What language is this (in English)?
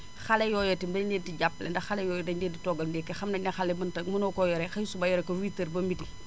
Wolof